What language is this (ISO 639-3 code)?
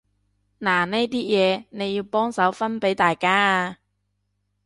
yue